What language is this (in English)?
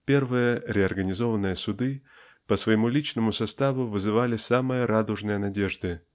Russian